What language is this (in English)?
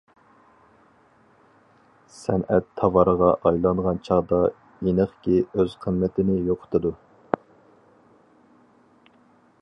Uyghur